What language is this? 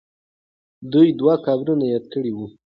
Pashto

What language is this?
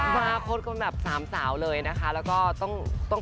Thai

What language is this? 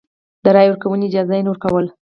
Pashto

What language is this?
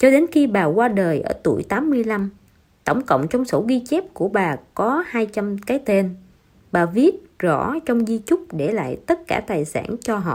Vietnamese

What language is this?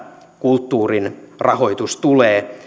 Finnish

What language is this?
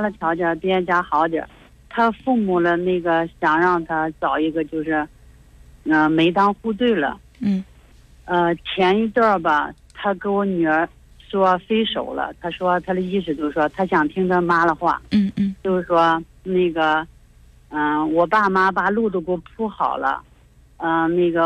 Chinese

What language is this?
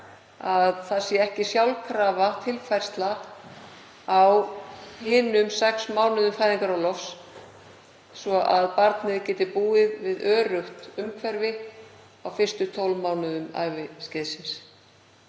Icelandic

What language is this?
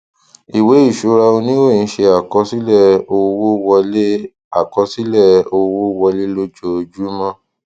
Yoruba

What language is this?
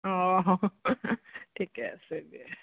Assamese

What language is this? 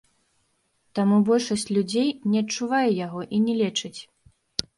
Belarusian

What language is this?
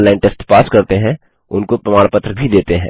Hindi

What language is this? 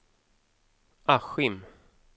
Swedish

